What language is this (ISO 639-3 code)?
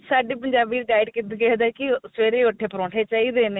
pan